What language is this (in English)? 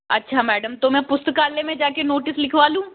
Hindi